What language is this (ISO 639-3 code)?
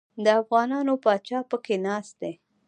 pus